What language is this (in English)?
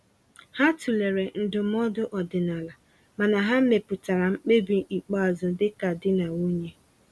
Igbo